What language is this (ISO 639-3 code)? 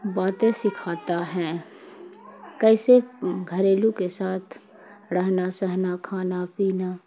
urd